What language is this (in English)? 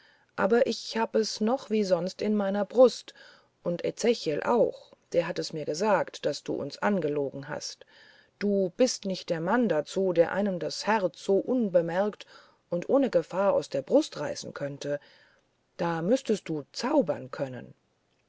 German